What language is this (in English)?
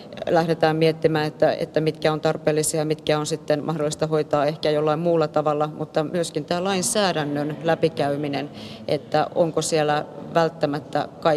Finnish